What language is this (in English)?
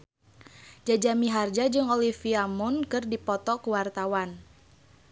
Sundanese